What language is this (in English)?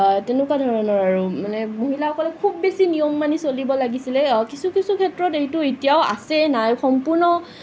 Assamese